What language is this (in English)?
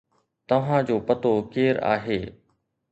Sindhi